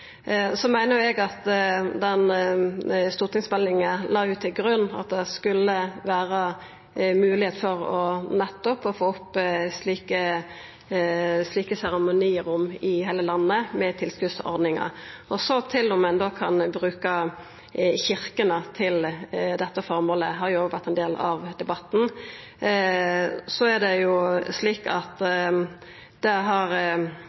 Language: Norwegian Nynorsk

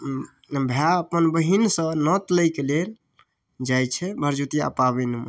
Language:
Maithili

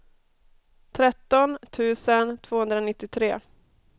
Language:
Swedish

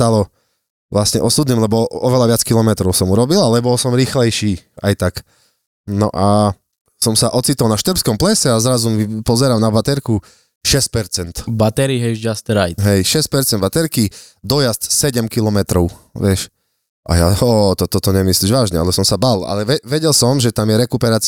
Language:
Slovak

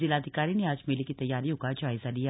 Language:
Hindi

